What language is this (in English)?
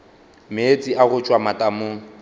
Northern Sotho